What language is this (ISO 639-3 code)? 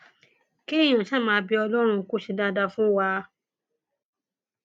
yor